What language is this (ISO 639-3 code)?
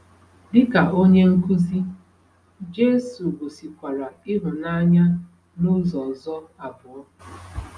ibo